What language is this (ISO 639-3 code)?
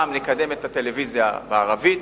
heb